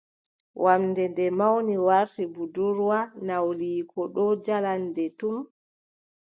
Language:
Adamawa Fulfulde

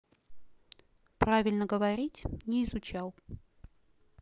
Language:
Russian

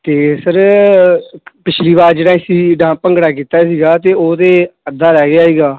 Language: Punjabi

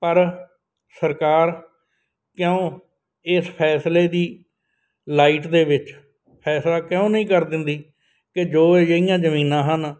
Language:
Punjabi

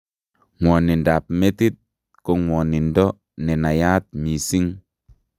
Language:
Kalenjin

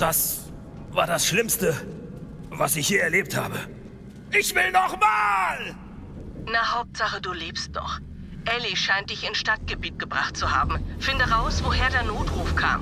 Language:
German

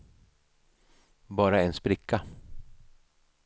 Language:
Swedish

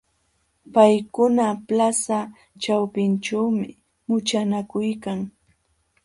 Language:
Jauja Wanca Quechua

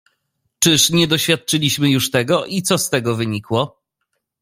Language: Polish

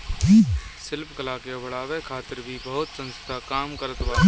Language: Bhojpuri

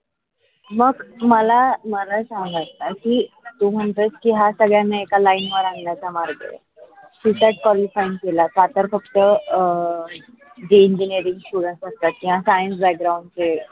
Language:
Marathi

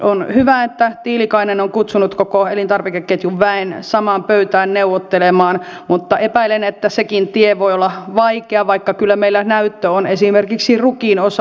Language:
Finnish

